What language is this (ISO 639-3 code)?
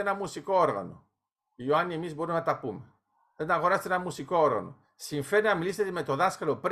ell